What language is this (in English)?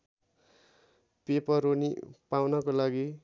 Nepali